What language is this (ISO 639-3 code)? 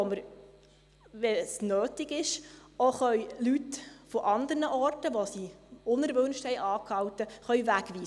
gsw